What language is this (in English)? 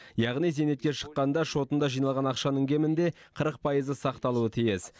Kazakh